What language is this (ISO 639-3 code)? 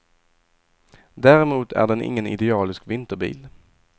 swe